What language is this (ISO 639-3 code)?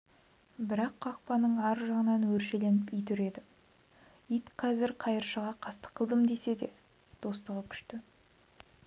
kaz